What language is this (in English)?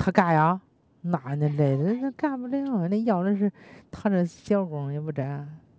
Chinese